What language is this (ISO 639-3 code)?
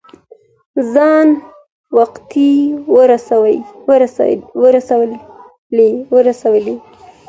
pus